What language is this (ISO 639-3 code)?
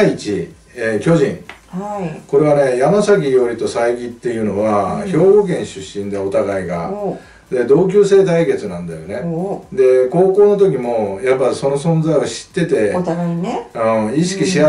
jpn